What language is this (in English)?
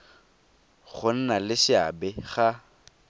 Tswana